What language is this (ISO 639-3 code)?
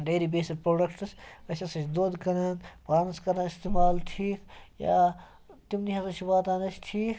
kas